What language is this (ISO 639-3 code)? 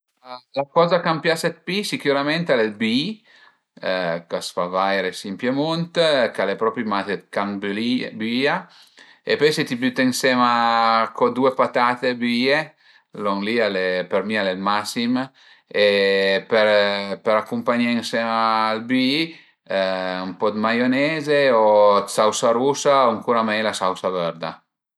pms